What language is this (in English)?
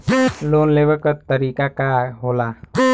Bhojpuri